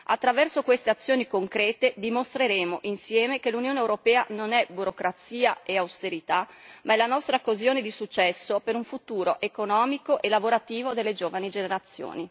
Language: Italian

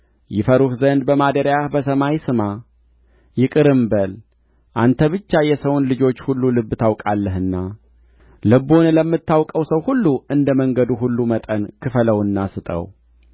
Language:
Amharic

